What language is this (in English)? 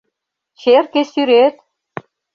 Mari